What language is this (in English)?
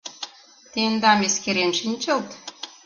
Mari